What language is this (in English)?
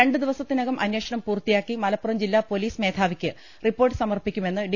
Malayalam